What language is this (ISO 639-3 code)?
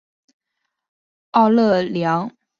zho